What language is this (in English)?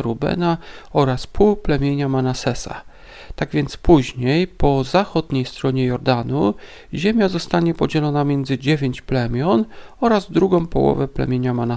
Polish